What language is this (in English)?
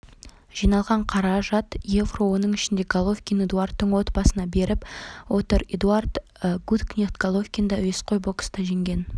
Kazakh